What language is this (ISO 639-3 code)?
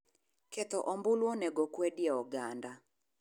luo